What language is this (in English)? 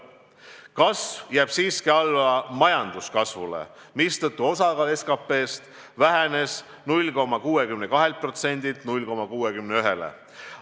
Estonian